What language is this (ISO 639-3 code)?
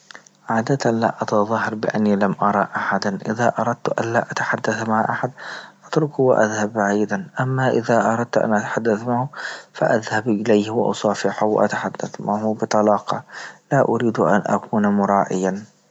ayl